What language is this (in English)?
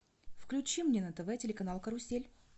Russian